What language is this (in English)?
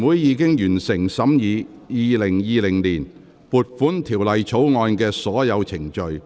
Cantonese